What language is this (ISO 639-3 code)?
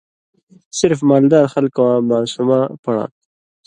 mvy